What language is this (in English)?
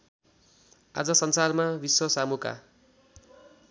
Nepali